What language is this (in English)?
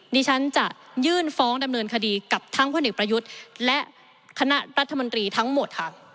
Thai